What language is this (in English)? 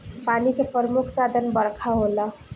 Bhojpuri